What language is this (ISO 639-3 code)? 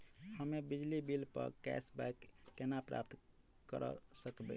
mai